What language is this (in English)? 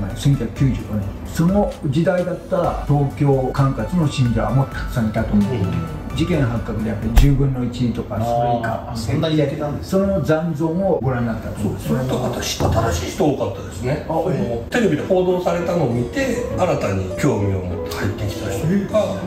Japanese